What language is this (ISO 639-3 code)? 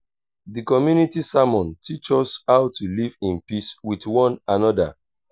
pcm